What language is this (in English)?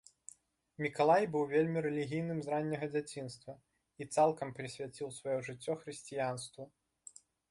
Belarusian